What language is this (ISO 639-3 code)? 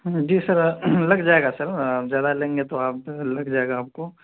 urd